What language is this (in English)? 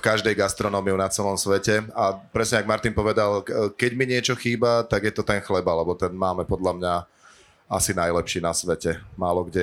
Slovak